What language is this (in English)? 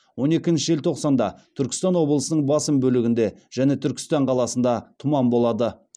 Kazakh